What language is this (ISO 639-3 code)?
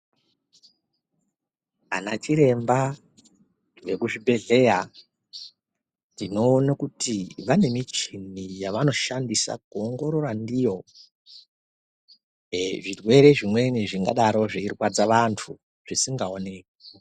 ndc